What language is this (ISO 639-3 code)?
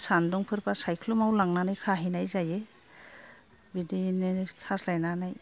brx